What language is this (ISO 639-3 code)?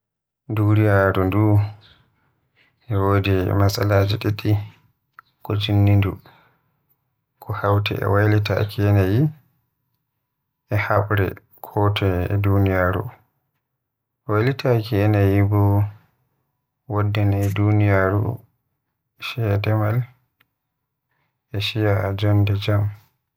fuh